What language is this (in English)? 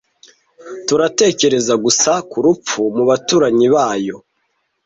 Kinyarwanda